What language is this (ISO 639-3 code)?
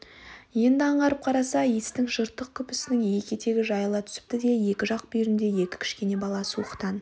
kaz